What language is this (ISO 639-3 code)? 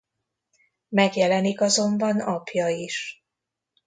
hun